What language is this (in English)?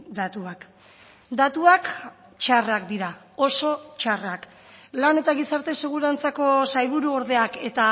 Basque